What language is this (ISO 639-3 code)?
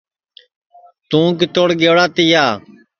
ssi